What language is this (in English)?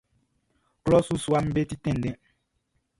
Baoulé